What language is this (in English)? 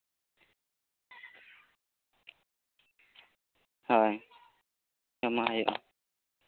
Santali